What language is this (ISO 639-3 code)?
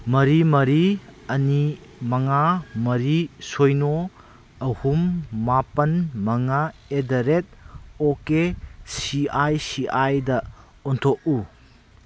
mni